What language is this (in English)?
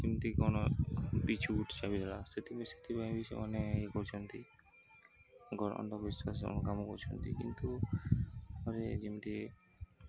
Odia